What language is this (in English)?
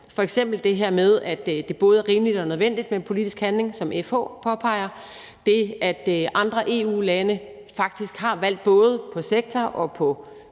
Danish